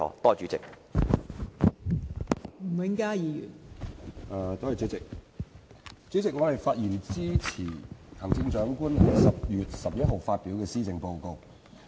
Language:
Cantonese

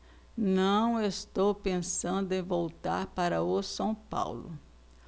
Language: Portuguese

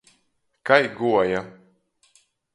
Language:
Latgalian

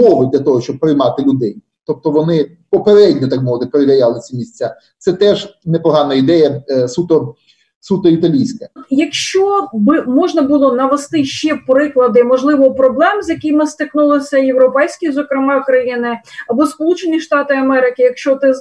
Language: Ukrainian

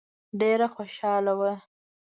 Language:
Pashto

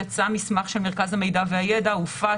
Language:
Hebrew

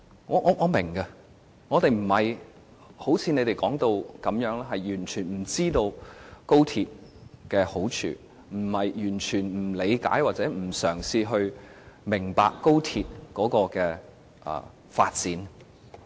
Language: Cantonese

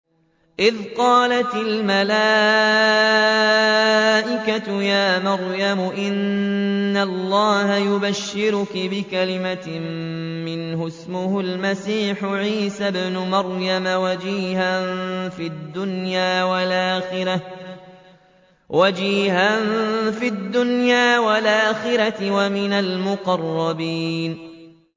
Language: Arabic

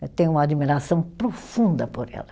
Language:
Portuguese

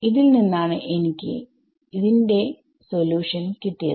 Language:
Malayalam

